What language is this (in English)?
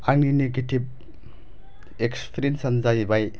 Bodo